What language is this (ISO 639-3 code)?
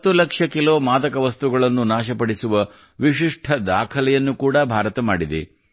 kan